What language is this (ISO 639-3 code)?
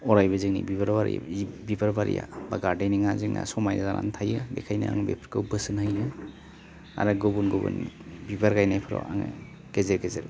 brx